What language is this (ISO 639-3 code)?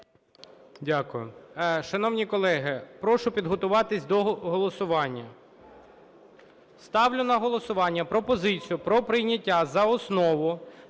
ukr